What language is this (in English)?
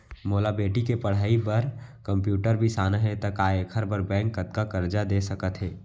Chhattisgarhi